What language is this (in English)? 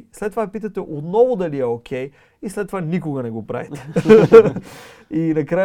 Bulgarian